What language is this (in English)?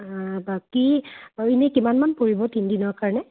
Assamese